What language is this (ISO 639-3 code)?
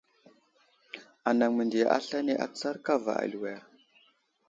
udl